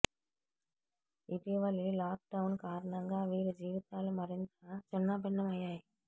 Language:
Telugu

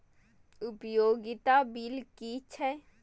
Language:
Maithili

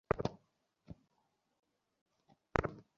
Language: Bangla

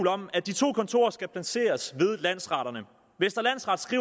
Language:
Danish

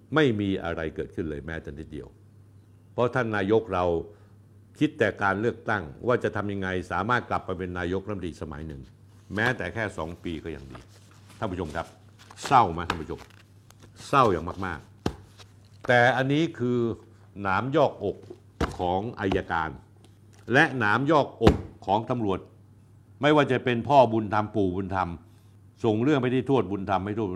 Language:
Thai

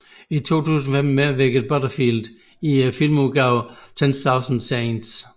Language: Danish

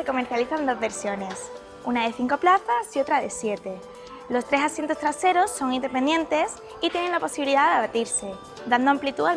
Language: Spanish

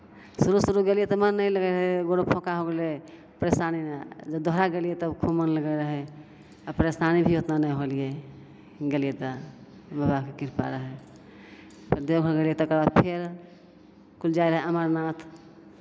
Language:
Maithili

